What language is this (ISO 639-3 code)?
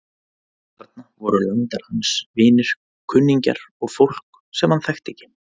isl